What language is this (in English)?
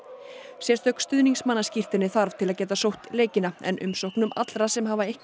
Icelandic